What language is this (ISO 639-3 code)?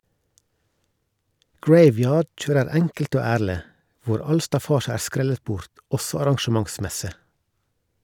nor